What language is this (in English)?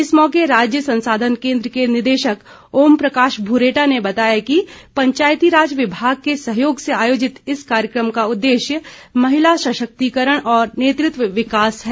Hindi